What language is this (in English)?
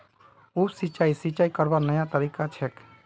Magahi